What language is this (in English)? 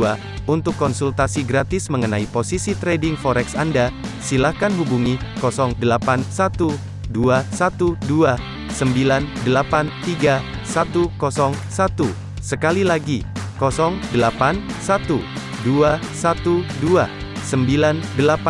Indonesian